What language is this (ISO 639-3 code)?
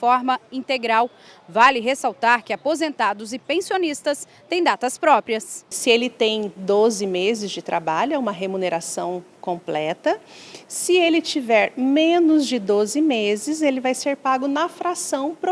por